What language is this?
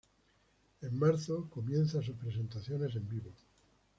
Spanish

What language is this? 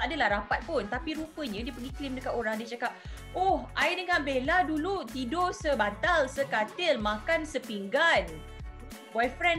Malay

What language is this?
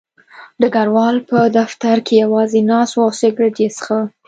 Pashto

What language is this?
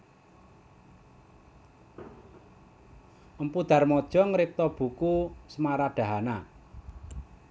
Javanese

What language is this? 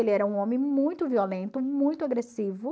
Portuguese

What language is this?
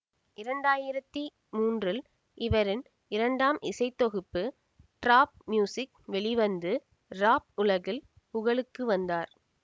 Tamil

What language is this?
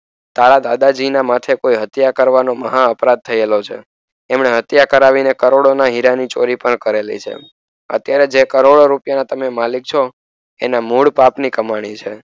Gujarati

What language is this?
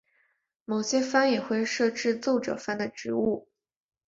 Chinese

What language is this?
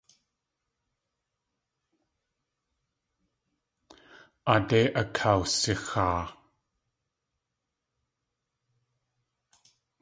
Tlingit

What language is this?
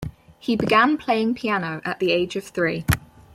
English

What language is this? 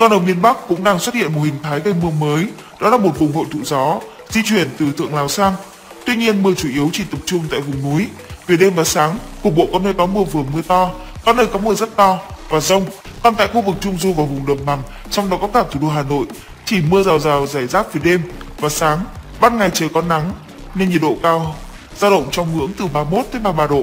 Vietnamese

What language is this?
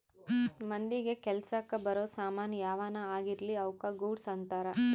Kannada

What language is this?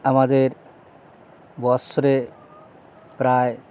Bangla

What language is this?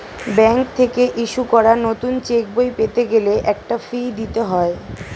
Bangla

